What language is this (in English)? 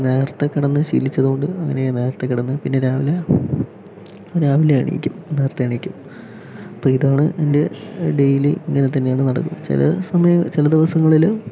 Malayalam